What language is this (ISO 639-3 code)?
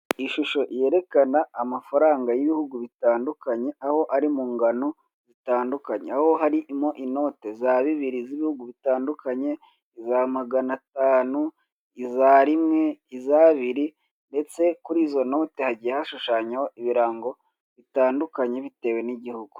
kin